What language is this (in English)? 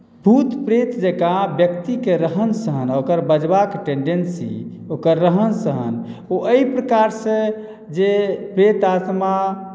Maithili